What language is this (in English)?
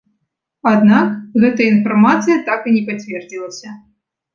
Belarusian